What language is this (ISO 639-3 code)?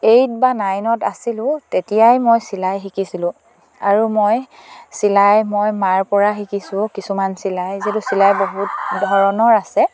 asm